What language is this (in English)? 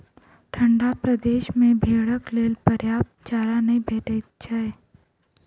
Maithili